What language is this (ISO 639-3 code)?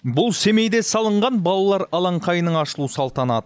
kaz